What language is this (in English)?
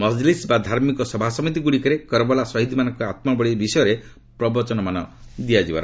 Odia